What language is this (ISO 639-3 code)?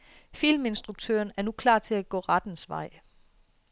dan